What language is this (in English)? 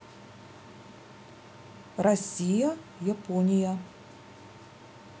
Russian